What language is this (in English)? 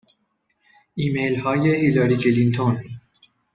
Persian